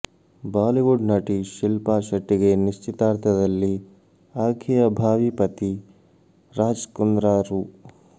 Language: Kannada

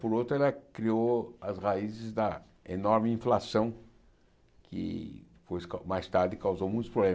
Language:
Portuguese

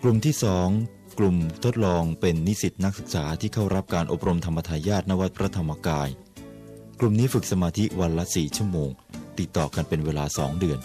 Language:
Thai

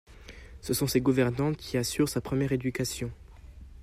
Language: French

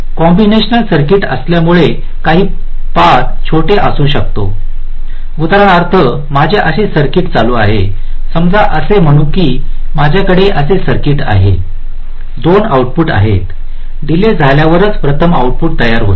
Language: Marathi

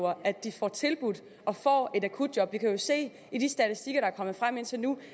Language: Danish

